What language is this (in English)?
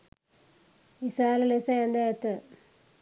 Sinhala